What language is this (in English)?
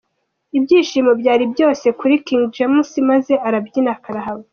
Kinyarwanda